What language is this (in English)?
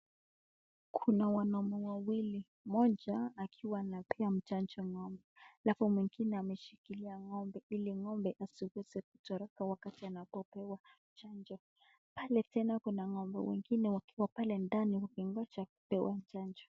Swahili